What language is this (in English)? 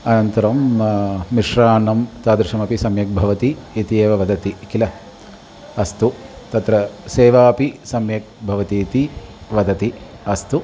Sanskrit